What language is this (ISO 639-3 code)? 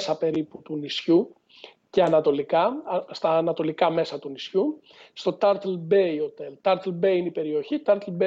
ell